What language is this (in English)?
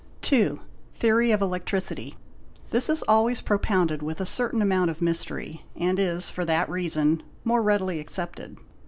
English